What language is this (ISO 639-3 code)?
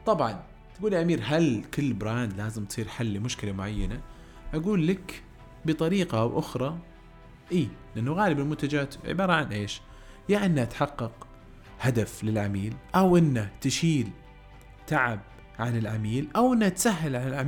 ara